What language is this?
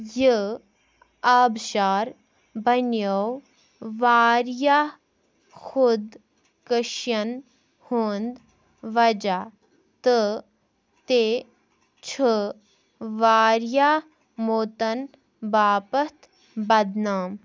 Kashmiri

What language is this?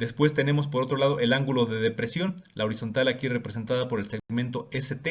Spanish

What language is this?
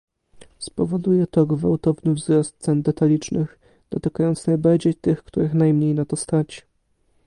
Polish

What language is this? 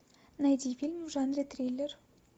Russian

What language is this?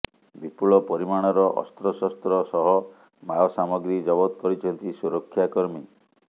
Odia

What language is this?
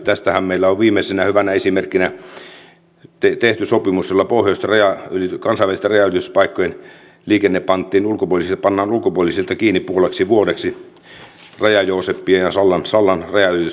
Finnish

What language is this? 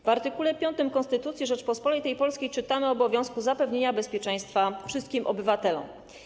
Polish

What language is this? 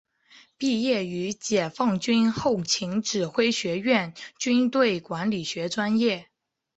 Chinese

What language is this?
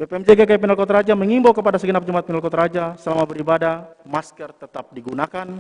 Indonesian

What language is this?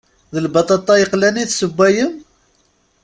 Kabyle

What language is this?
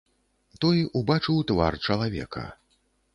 Belarusian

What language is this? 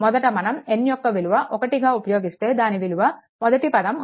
Telugu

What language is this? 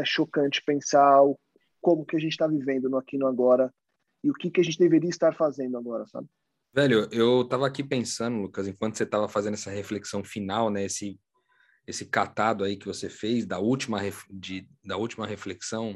Portuguese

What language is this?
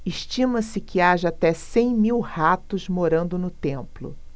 Portuguese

